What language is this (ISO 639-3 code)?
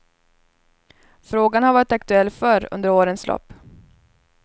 swe